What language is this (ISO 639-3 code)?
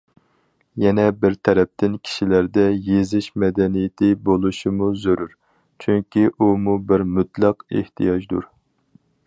uig